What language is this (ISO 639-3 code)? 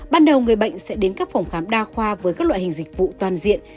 vie